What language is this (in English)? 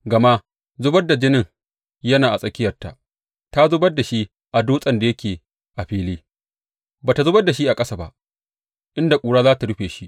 Hausa